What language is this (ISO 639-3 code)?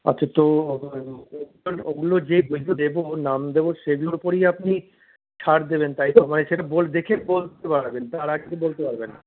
ben